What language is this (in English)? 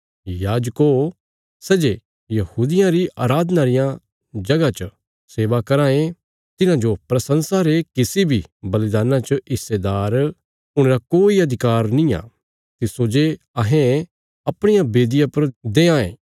Bilaspuri